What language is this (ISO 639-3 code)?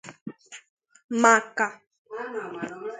ibo